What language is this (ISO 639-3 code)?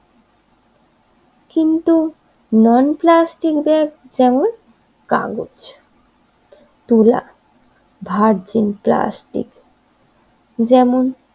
ben